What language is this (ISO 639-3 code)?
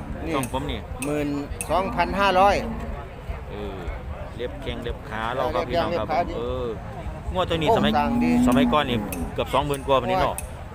tha